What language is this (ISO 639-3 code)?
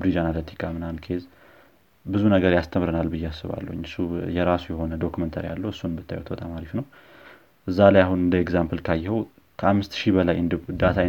amh